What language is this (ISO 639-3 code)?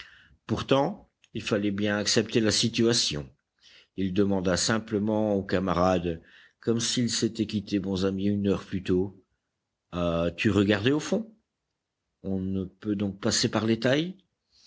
fra